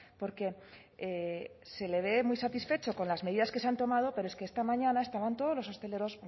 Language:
Spanish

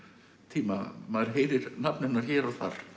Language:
Icelandic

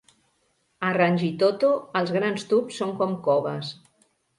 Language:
Catalan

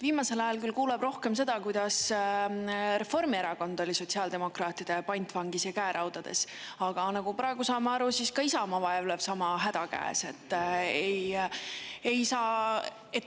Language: Estonian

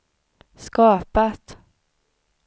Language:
Swedish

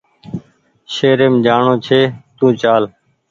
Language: Goaria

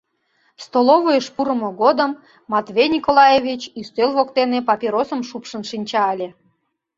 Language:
Mari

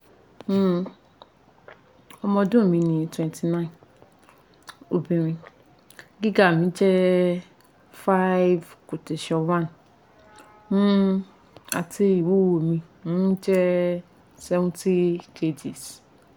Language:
Yoruba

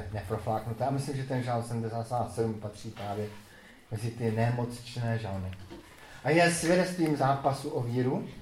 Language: Czech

